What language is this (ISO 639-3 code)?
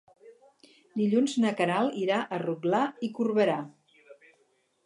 cat